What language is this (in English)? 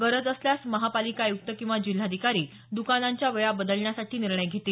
Marathi